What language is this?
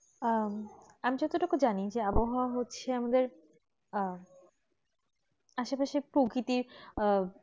Bangla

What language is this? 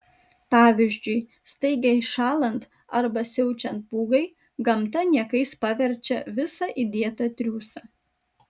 Lithuanian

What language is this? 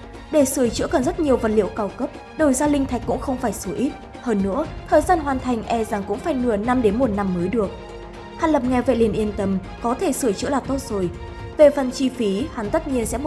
Vietnamese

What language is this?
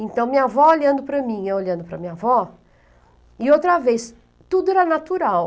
Portuguese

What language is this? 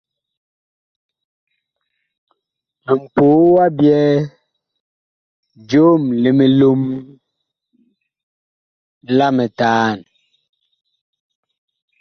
Bakoko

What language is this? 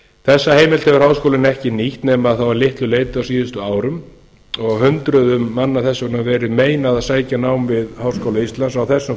Icelandic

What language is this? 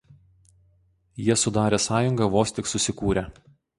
Lithuanian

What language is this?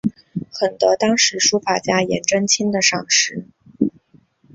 Chinese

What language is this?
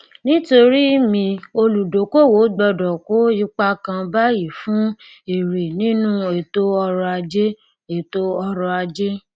Yoruba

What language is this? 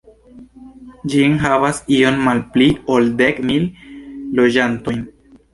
Esperanto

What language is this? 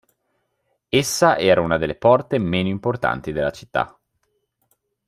Italian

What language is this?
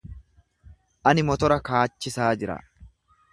Oromo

